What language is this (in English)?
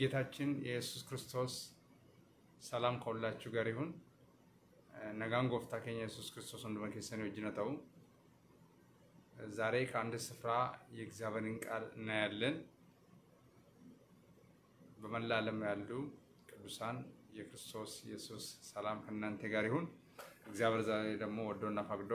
Arabic